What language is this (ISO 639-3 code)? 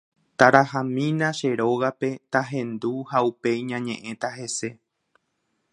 grn